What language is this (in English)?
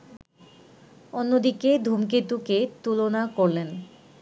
Bangla